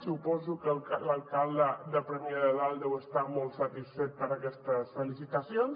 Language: Catalan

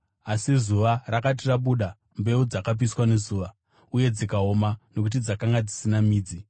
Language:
Shona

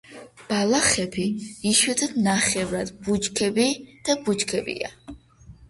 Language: Georgian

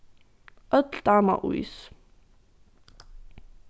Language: Faroese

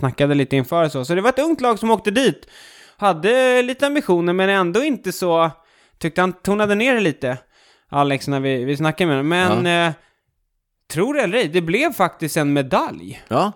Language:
Swedish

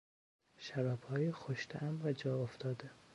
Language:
Persian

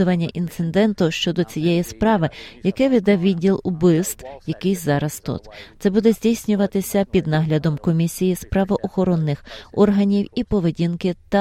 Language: Ukrainian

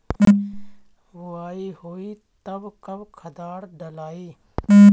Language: Bhojpuri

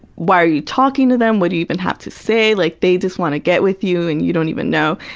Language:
English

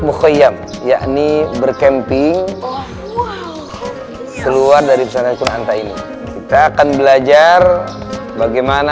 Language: Indonesian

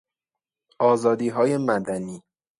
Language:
Persian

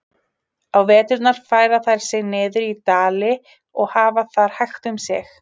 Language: Icelandic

